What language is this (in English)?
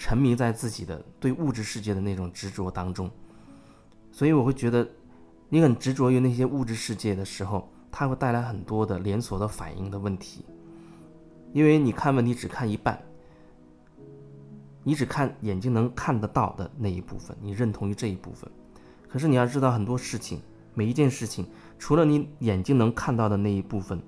Chinese